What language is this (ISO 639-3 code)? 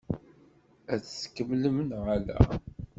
kab